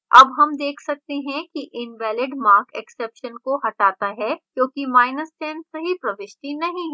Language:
Hindi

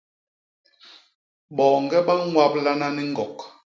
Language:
Basaa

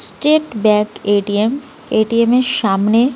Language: Bangla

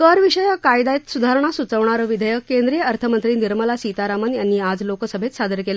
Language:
Marathi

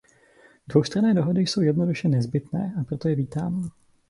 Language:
Czech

